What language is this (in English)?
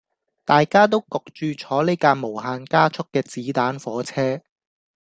Cantonese